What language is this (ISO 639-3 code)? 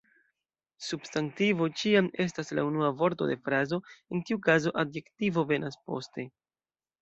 epo